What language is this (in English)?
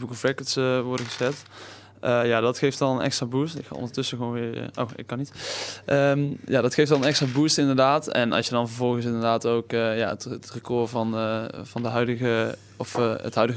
Dutch